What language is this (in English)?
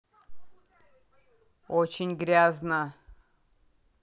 Russian